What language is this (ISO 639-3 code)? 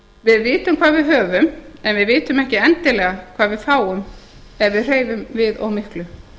isl